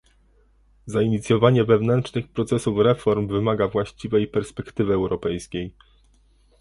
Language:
Polish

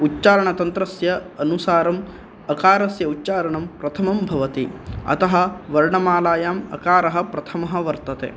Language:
Sanskrit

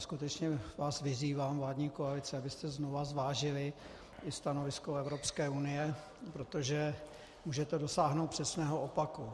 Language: Czech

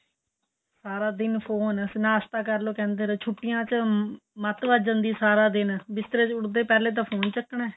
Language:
Punjabi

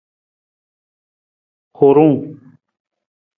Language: Nawdm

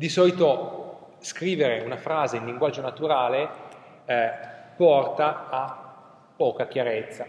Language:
Italian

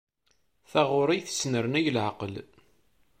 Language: Kabyle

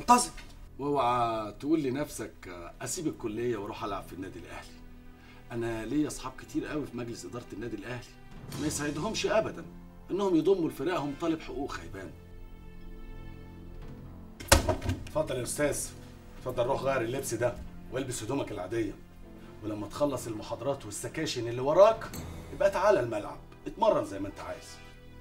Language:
Arabic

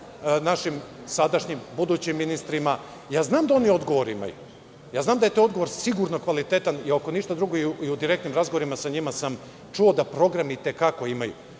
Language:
Serbian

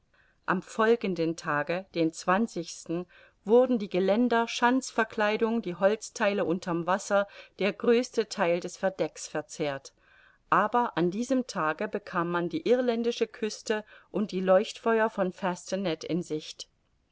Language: German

